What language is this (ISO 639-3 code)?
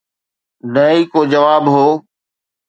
snd